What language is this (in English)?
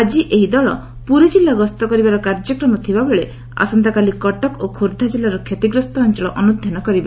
Odia